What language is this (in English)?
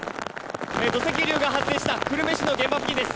Japanese